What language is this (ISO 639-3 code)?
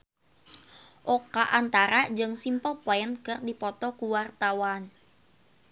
sun